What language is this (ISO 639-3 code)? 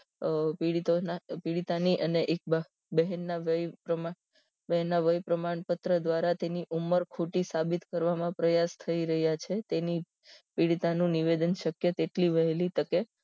guj